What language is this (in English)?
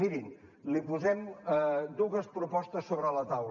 Catalan